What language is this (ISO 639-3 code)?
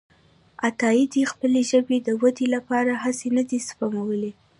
pus